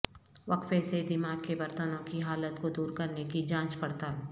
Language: Urdu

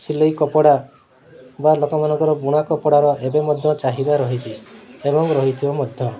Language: Odia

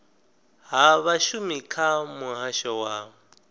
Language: Venda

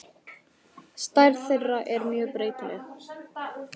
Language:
Icelandic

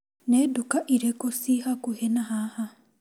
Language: Kikuyu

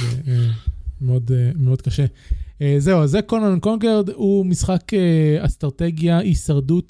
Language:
Hebrew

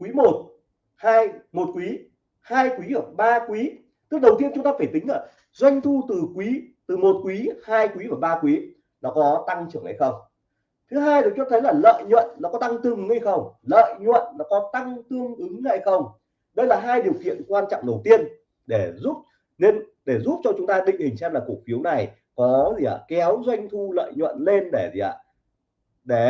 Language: Vietnamese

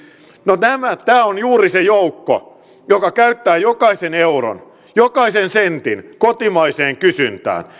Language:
Finnish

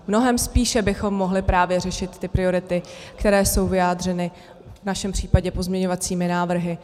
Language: Czech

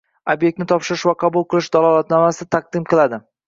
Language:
Uzbek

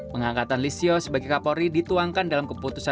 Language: Indonesian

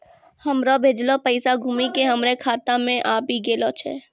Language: Maithili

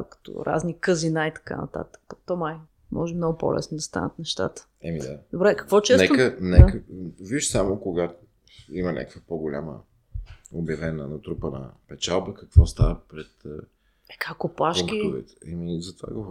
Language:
Bulgarian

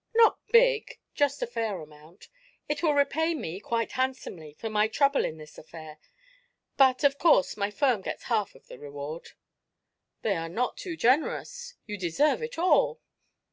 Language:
English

